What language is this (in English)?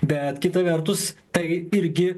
Lithuanian